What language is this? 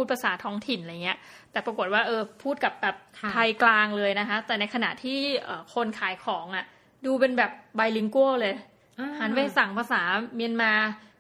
Thai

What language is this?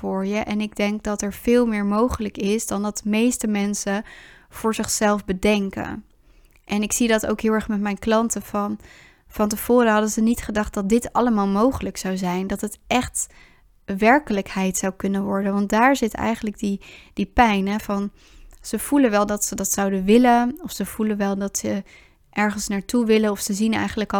Dutch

